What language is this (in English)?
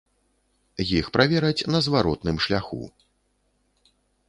Belarusian